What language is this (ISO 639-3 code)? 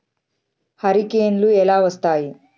tel